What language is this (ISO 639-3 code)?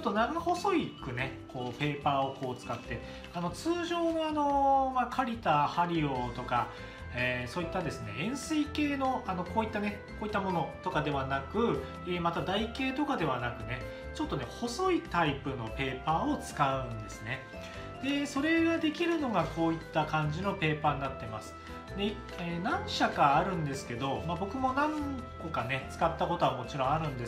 jpn